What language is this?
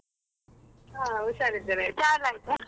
Kannada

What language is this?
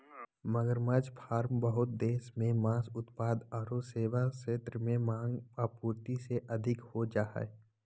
Magahi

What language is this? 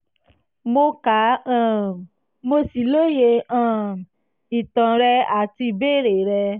Yoruba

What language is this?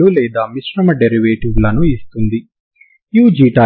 Telugu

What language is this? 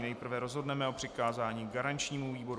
Czech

